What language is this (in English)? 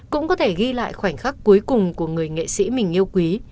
Vietnamese